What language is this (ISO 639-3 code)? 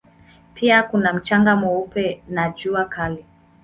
swa